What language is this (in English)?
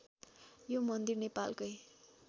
Nepali